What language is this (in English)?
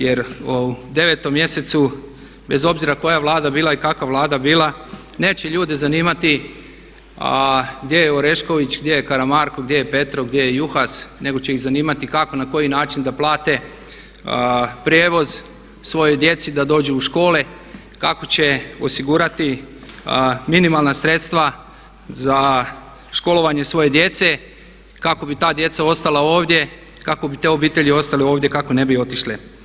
Croatian